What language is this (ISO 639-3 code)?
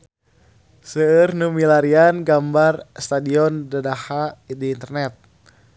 sun